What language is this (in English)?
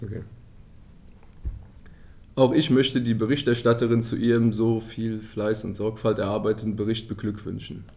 German